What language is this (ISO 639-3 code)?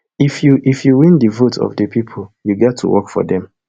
pcm